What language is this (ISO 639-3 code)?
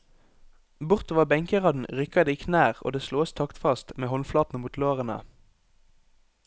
nor